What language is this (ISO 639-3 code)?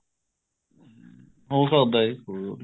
pan